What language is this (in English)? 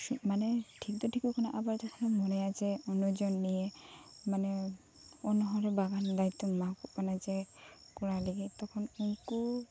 Santali